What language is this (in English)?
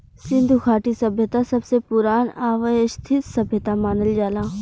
Bhojpuri